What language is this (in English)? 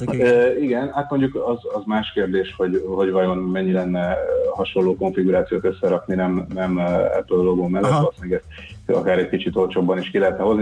Hungarian